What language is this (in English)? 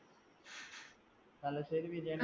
Malayalam